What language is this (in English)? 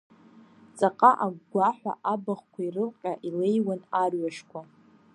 Abkhazian